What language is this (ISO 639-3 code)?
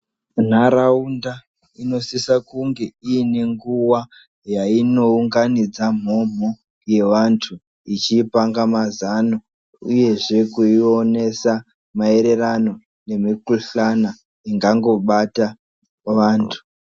ndc